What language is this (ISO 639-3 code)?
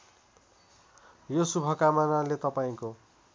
nep